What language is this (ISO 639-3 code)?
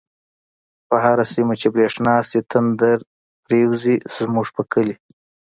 pus